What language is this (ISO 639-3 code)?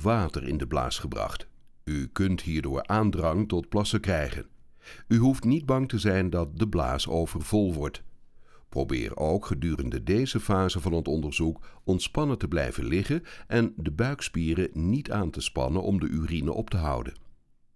nld